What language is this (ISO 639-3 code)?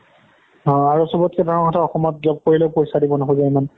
asm